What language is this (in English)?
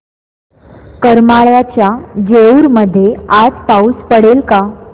Marathi